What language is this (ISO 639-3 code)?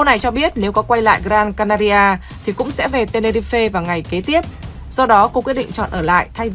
vie